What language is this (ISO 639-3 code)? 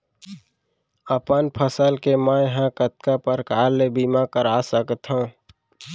hne